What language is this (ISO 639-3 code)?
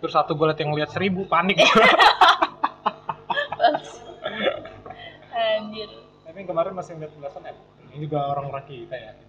ind